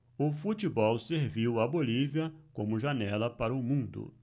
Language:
Portuguese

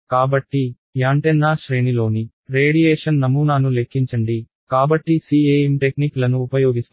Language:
Telugu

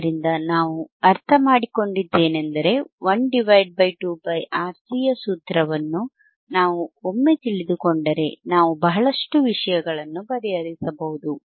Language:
Kannada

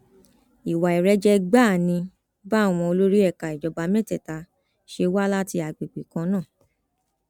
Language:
Yoruba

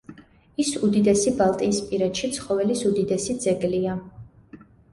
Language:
Georgian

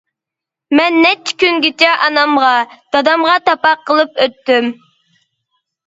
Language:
Uyghur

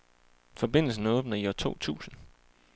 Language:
Danish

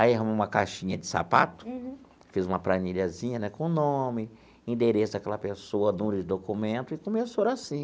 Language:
Portuguese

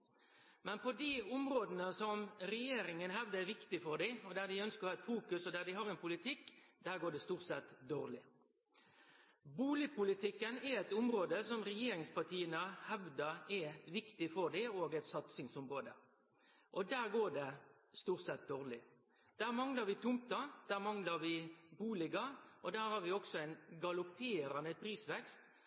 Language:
Norwegian Nynorsk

